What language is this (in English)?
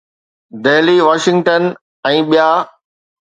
Sindhi